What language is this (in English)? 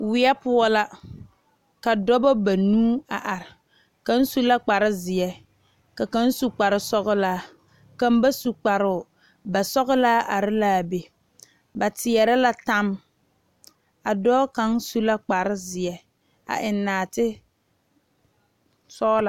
Southern Dagaare